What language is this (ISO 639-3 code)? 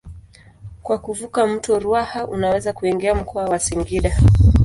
swa